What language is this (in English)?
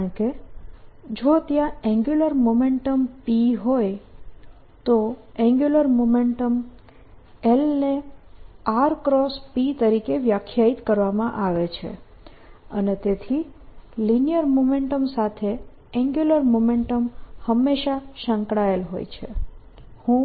Gujarati